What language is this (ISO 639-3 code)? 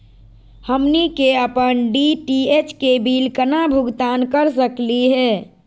mag